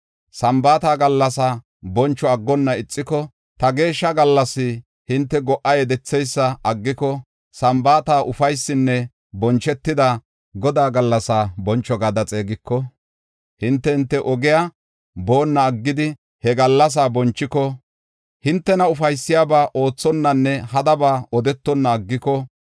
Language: Gofa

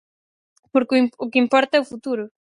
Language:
Galician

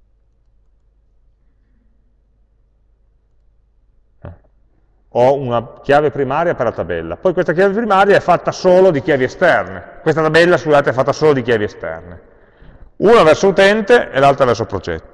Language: Italian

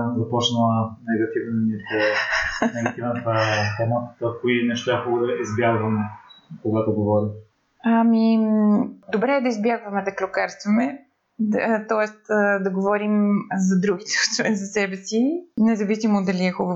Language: Bulgarian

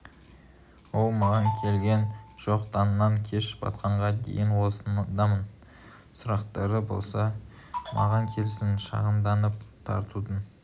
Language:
Kazakh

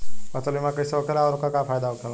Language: Bhojpuri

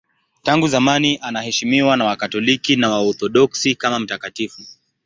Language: Swahili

